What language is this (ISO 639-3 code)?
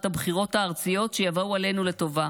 heb